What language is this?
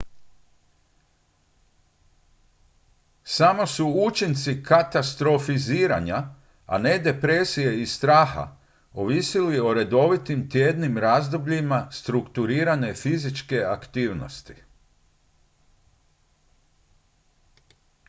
Croatian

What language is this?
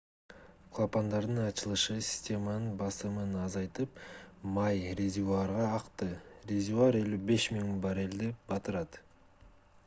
Kyrgyz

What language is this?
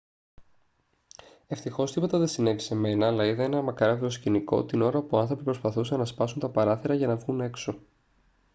Greek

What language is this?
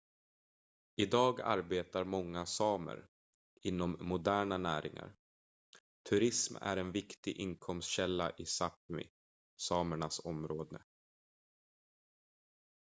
Swedish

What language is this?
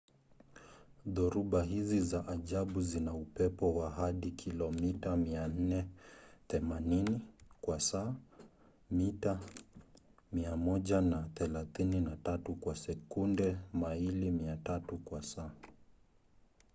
Swahili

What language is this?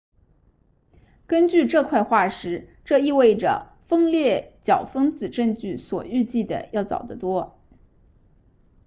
Chinese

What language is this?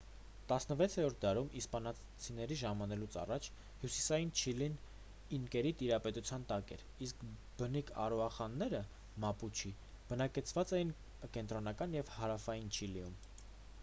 Armenian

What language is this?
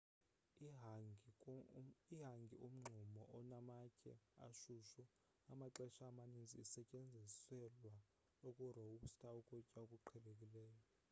Xhosa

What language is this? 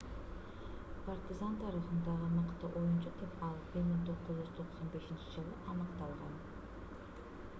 Kyrgyz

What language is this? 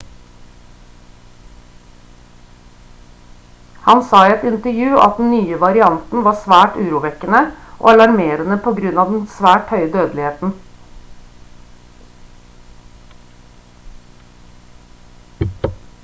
Norwegian Bokmål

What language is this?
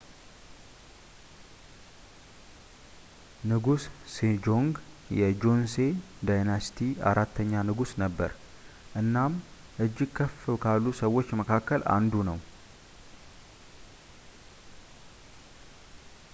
Amharic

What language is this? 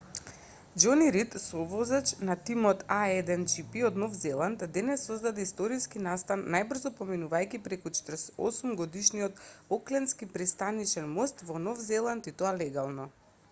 Macedonian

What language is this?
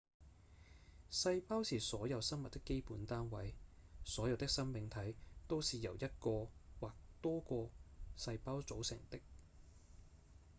Cantonese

